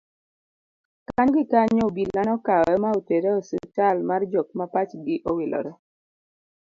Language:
Luo (Kenya and Tanzania)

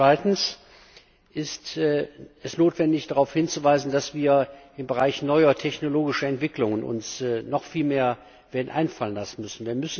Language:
German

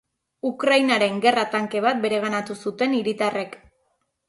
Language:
Basque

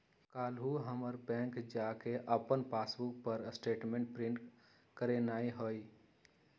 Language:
Magahi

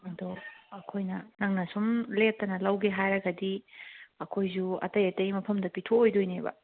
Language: Manipuri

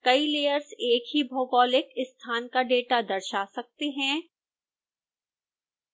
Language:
Hindi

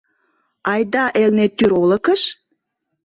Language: Mari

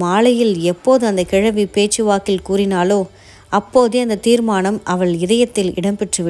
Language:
Korean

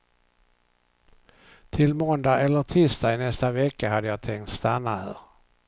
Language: Swedish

